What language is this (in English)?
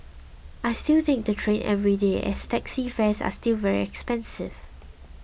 English